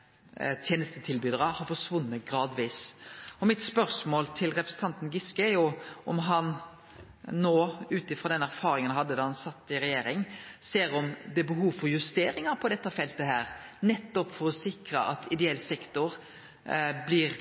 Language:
Norwegian Nynorsk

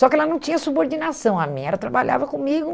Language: Portuguese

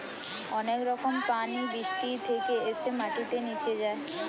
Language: Bangla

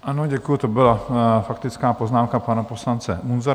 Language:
Czech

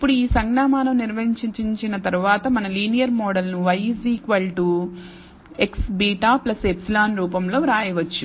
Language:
Telugu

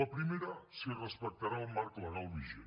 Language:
Catalan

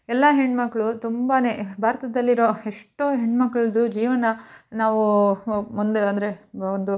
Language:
Kannada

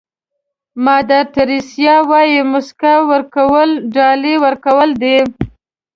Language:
Pashto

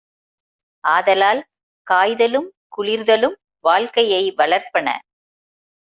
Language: Tamil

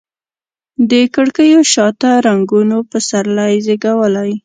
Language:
Pashto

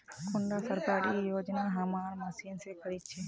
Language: Magahi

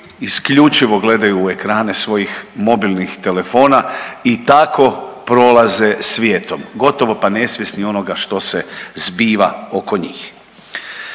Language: Croatian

